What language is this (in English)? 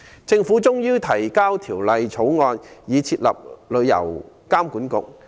Cantonese